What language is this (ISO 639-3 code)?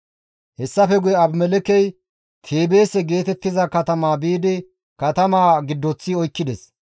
gmv